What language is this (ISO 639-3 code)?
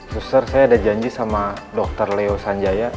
ind